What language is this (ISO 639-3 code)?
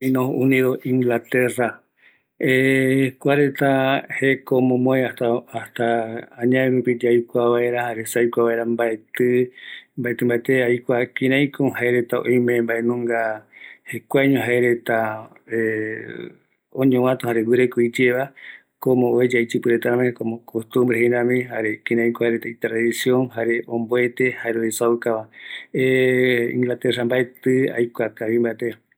gui